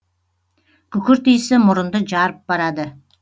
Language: Kazakh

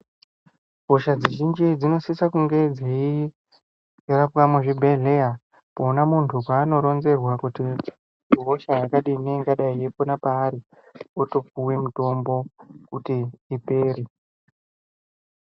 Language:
Ndau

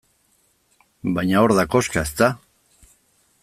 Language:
Basque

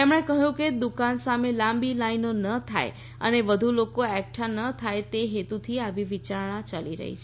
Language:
Gujarati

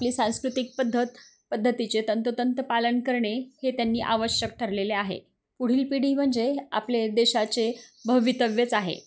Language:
Marathi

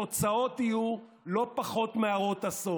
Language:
Hebrew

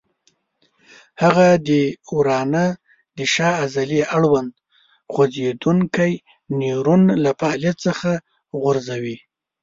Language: Pashto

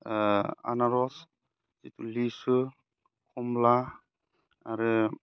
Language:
Bodo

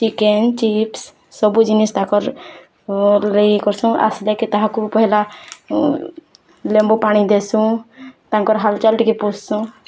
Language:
Odia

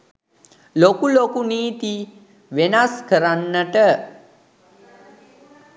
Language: Sinhala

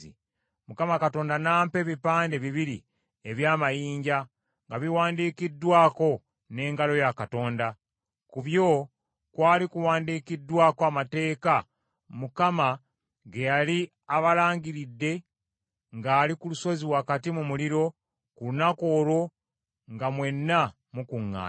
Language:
Ganda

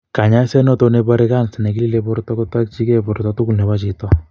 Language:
Kalenjin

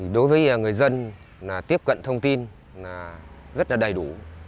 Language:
Vietnamese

